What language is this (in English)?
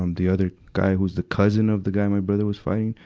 English